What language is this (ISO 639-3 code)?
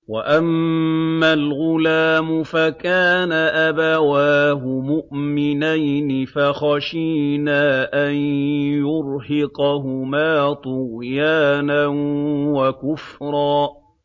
ara